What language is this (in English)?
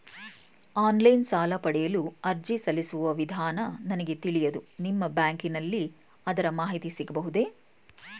Kannada